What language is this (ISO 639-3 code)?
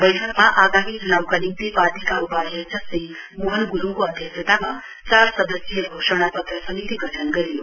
nep